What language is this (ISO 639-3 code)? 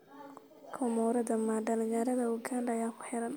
som